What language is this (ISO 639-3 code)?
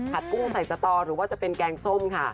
tha